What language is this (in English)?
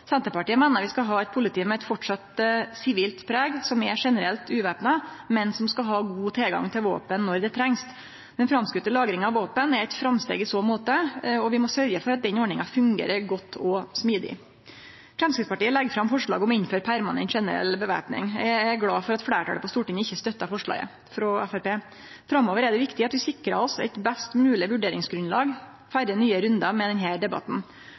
Norwegian Nynorsk